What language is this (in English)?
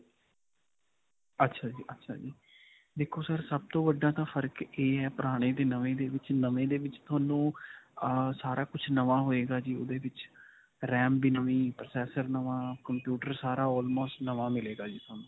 Punjabi